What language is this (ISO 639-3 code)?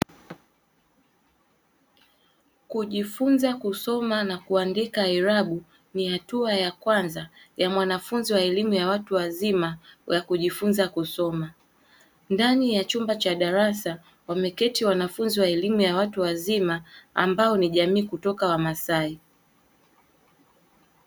swa